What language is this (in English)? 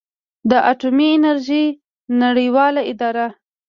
Pashto